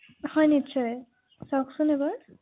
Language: Assamese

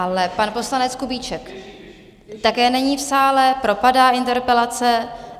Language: Czech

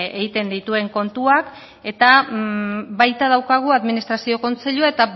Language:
Basque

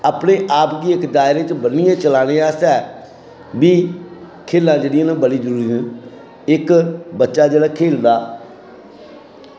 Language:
Dogri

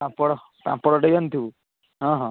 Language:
Odia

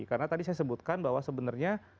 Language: Indonesian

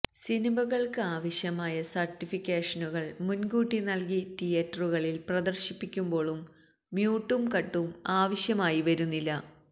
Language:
Malayalam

